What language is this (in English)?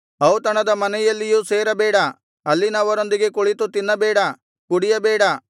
Kannada